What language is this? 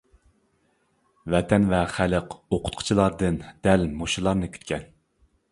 Uyghur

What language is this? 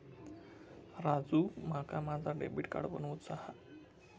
Marathi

